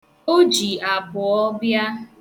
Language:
Igbo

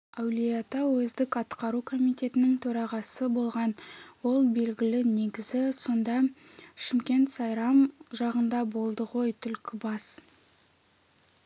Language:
Kazakh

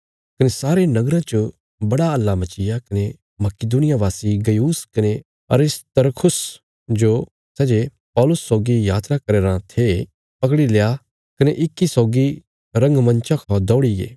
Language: Bilaspuri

